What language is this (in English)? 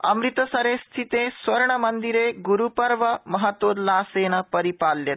Sanskrit